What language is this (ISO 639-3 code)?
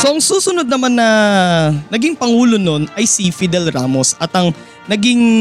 fil